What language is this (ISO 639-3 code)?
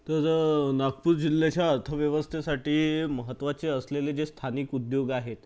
mar